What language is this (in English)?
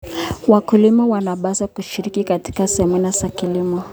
Kalenjin